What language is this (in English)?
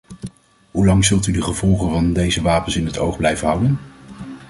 Dutch